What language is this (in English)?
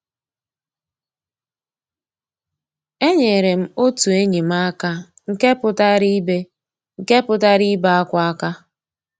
Igbo